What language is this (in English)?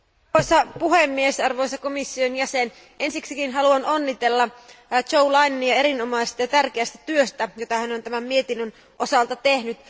Finnish